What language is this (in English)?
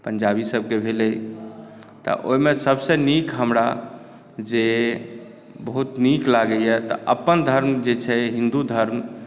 Maithili